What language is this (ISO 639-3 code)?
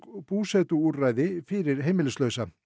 isl